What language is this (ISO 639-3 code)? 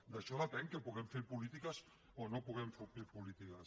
cat